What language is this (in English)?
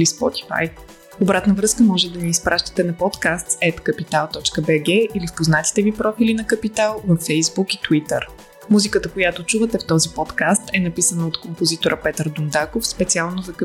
Bulgarian